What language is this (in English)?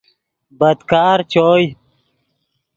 Yidgha